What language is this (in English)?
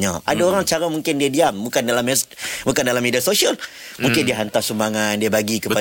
Malay